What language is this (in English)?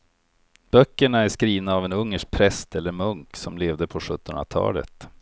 Swedish